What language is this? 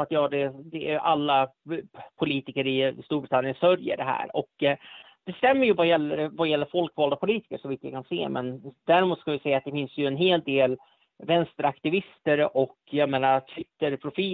Swedish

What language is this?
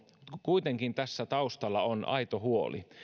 Finnish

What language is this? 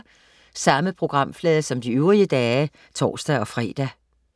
Danish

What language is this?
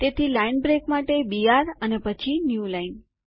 Gujarati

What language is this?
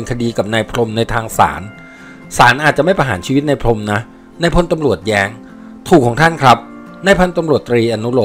Thai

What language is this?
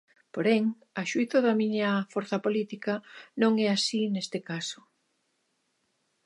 Galician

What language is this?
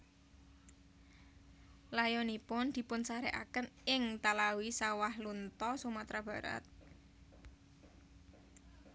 Javanese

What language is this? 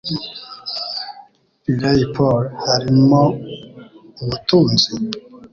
Kinyarwanda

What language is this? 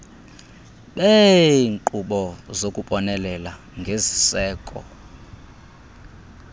Xhosa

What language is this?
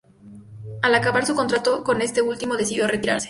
Spanish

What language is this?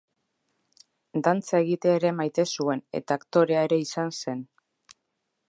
Basque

